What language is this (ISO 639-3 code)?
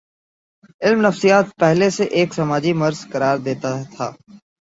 urd